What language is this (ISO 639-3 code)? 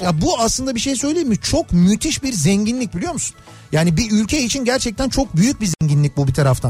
tur